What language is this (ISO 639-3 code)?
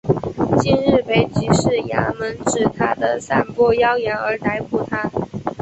zho